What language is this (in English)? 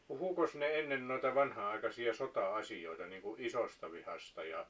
Finnish